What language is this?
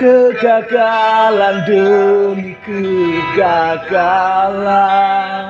Indonesian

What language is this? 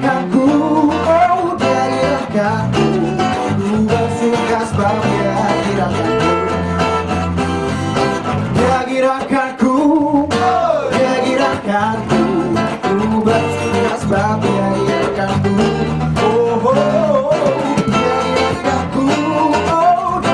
Indonesian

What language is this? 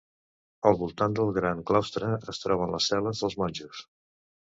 Catalan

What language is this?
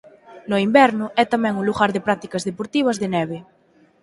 Galician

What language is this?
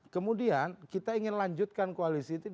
Indonesian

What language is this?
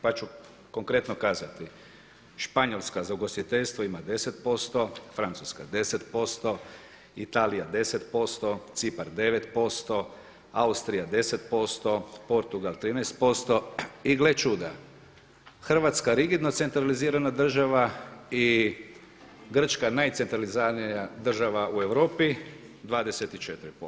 Croatian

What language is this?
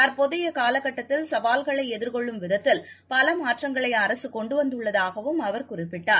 Tamil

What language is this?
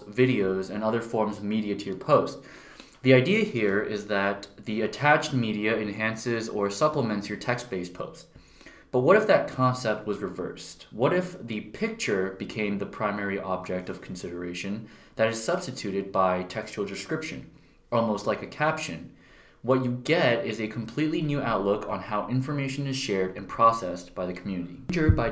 English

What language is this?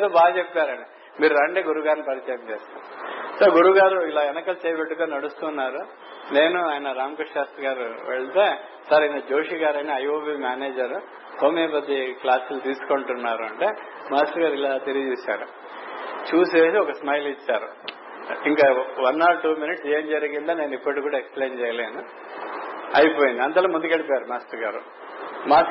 Telugu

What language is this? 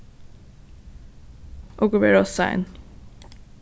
Faroese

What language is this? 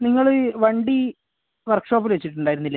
Malayalam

